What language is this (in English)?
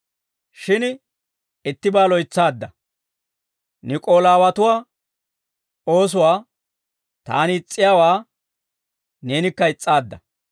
Dawro